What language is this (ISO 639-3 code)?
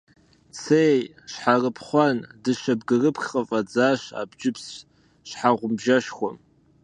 kbd